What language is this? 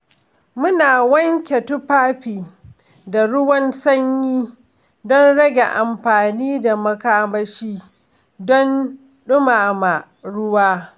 Hausa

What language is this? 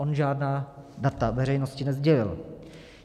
Czech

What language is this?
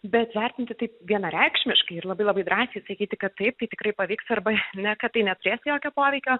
Lithuanian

